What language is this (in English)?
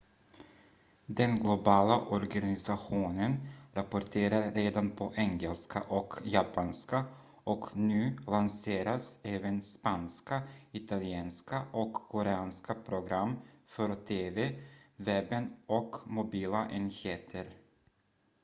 Swedish